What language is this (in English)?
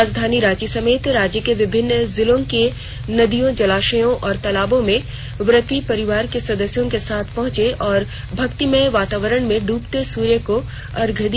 Hindi